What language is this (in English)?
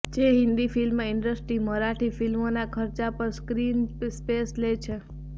Gujarati